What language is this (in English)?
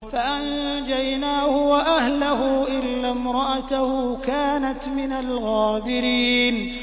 Arabic